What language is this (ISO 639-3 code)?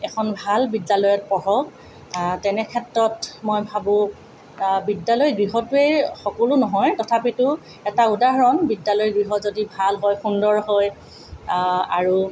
asm